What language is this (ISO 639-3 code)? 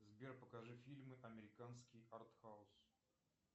rus